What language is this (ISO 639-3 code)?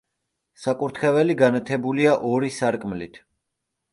kat